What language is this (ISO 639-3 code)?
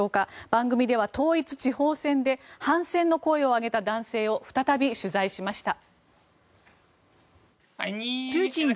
jpn